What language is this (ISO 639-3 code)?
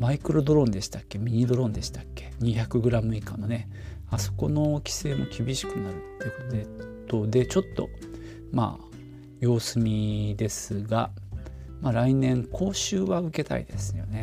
jpn